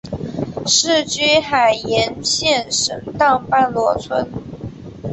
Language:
Chinese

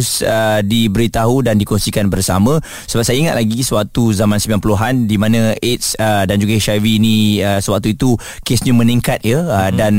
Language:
Malay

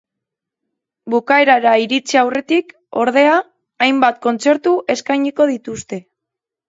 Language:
Basque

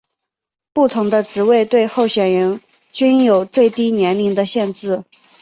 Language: Chinese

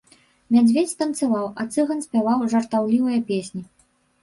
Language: Belarusian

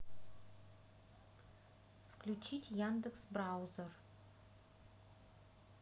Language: Russian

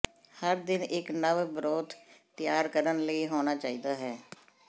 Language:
Punjabi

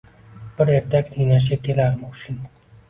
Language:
Uzbek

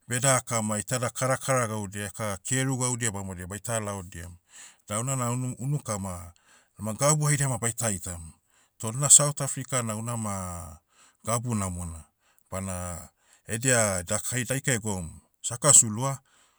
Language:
Motu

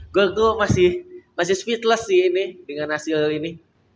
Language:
Indonesian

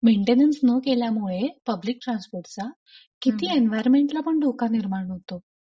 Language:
Marathi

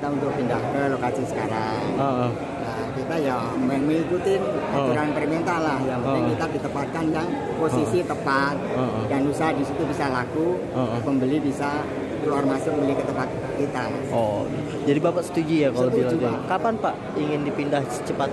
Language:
Indonesian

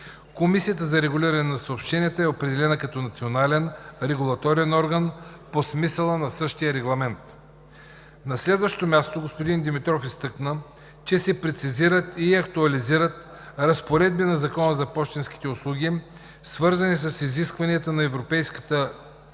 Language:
Bulgarian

